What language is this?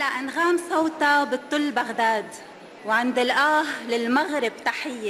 Arabic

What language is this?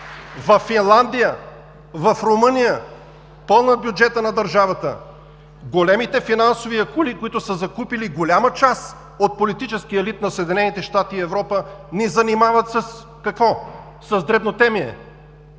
Bulgarian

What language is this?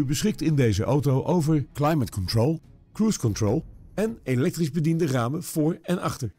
Dutch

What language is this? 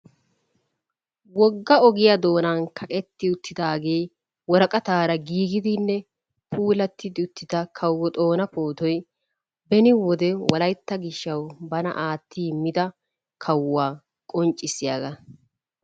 Wolaytta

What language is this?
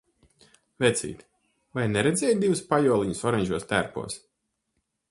Latvian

